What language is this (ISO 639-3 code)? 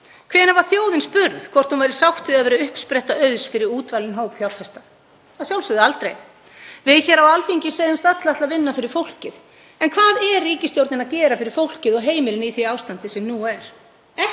isl